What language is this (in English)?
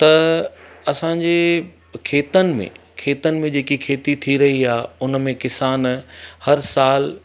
Sindhi